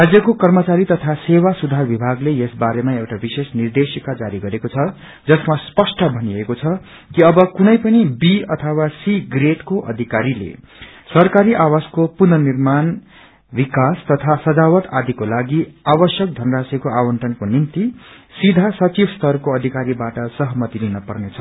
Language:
Nepali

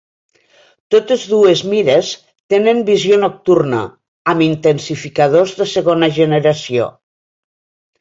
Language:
Catalan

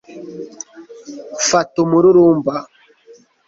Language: Kinyarwanda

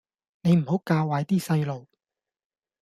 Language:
Cantonese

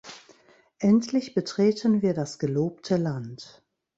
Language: German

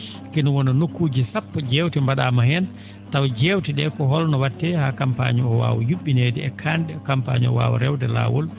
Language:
Fula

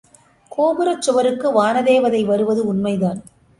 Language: Tamil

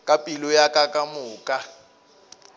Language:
Northern Sotho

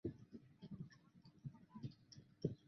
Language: Chinese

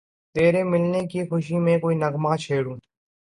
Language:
Urdu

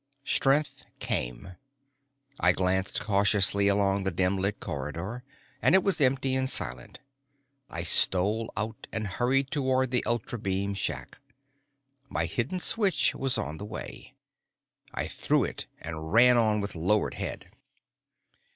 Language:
English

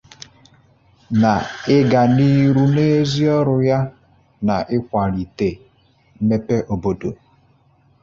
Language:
Igbo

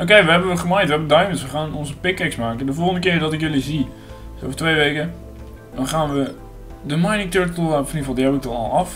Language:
Dutch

